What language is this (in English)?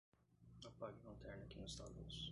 Portuguese